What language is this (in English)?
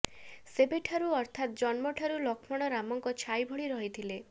Odia